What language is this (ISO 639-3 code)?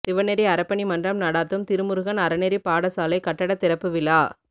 tam